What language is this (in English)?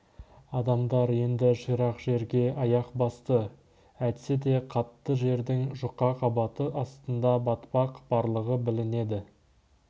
Kazakh